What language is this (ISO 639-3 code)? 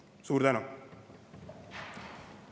est